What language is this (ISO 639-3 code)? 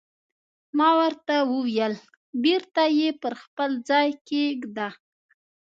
pus